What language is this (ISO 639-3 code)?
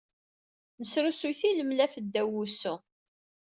kab